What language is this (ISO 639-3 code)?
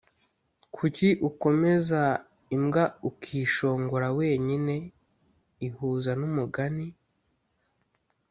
kin